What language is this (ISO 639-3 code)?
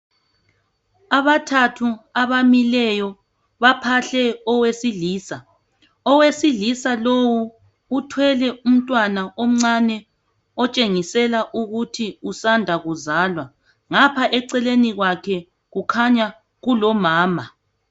nde